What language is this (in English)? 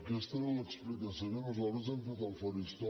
Catalan